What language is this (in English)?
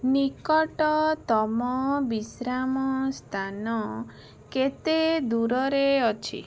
Odia